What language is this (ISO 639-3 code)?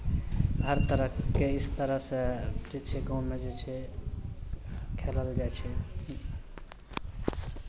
mai